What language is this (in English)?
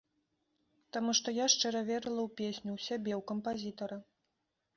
Belarusian